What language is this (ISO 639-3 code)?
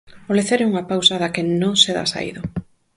glg